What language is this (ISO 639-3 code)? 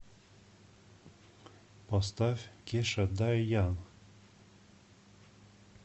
rus